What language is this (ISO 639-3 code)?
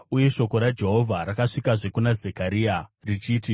sna